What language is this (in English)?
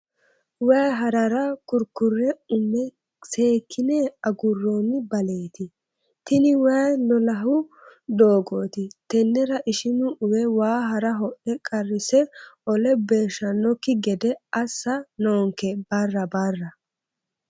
Sidamo